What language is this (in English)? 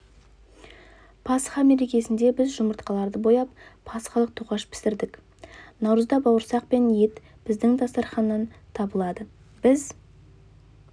Kazakh